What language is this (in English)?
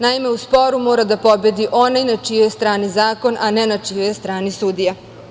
Serbian